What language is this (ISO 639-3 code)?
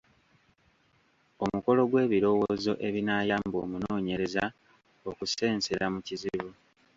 lug